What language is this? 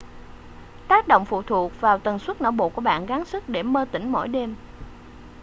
Vietnamese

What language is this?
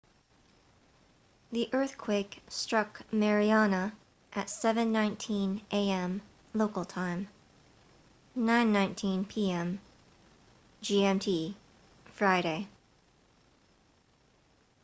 English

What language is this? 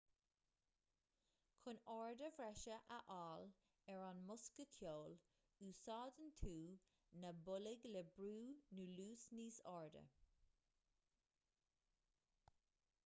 Irish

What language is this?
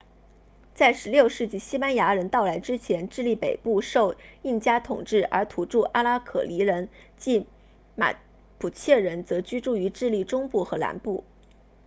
Chinese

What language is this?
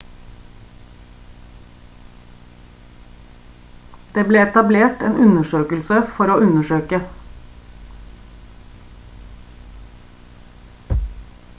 Norwegian Bokmål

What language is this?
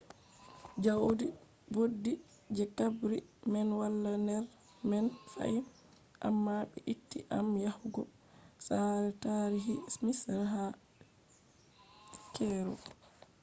Fula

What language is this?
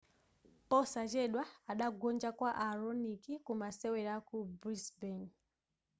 Nyanja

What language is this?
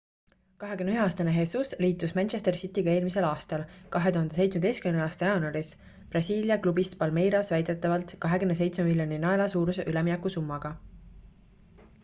Estonian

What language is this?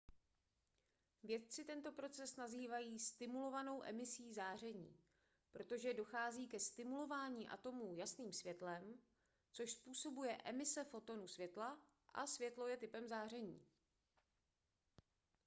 Czech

